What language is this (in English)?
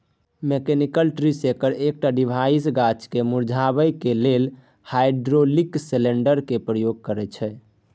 Maithili